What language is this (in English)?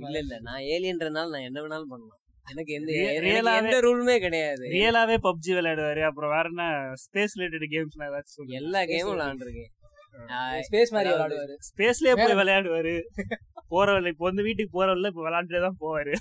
Tamil